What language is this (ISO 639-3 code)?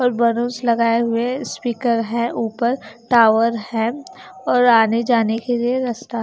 hin